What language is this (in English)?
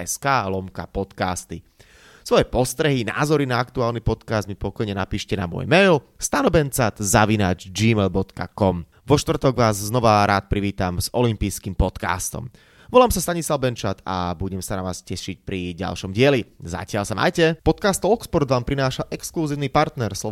Slovak